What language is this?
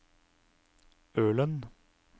Norwegian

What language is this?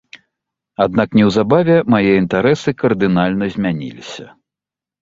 Belarusian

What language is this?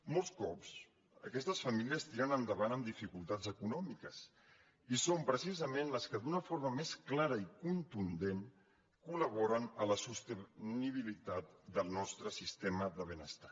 Catalan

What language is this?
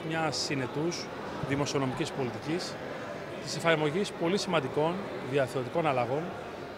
Greek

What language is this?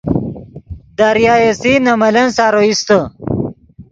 Yidgha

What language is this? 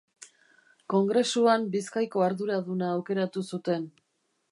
Basque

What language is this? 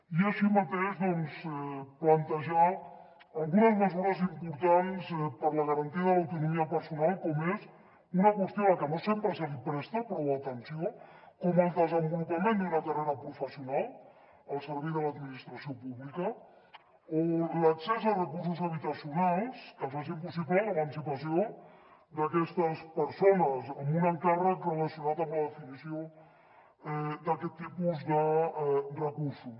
Catalan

